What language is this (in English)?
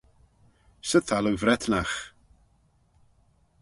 Manx